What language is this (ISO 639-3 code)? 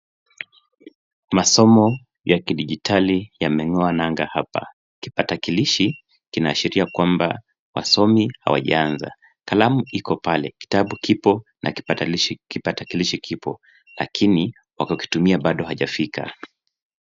swa